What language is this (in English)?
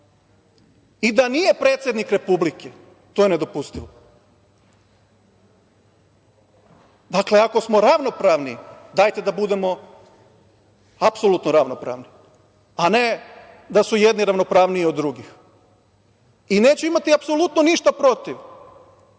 Serbian